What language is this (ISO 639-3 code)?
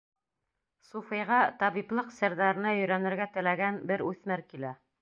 bak